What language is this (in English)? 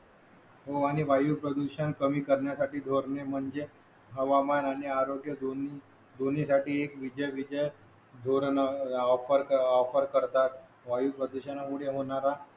Marathi